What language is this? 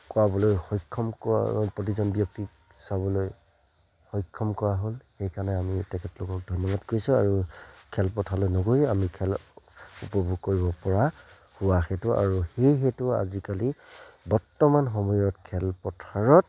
Assamese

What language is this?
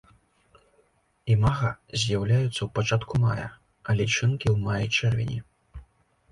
Belarusian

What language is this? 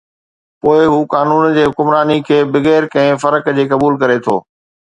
Sindhi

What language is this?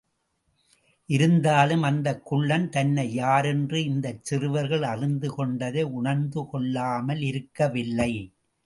Tamil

